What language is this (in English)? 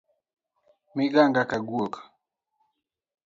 Luo (Kenya and Tanzania)